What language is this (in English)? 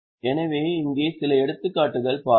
Tamil